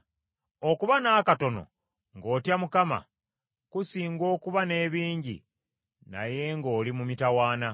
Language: Ganda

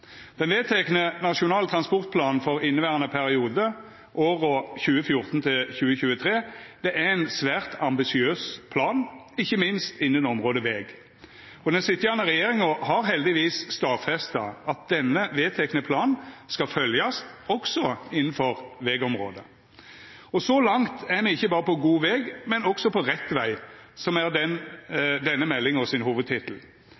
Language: Norwegian Nynorsk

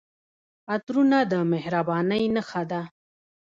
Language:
Pashto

